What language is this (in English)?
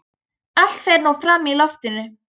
Icelandic